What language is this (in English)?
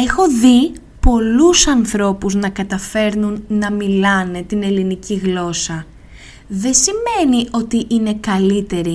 Greek